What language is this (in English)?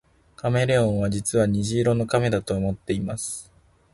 Japanese